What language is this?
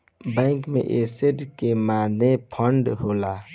Bhojpuri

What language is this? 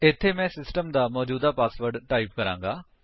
Punjabi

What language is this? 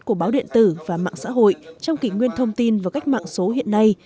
Vietnamese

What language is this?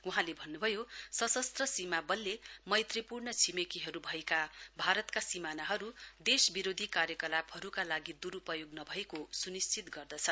Nepali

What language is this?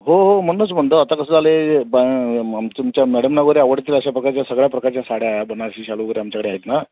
Marathi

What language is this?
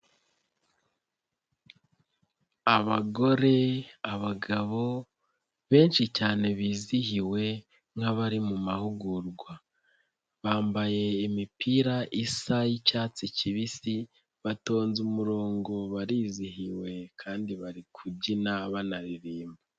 Kinyarwanda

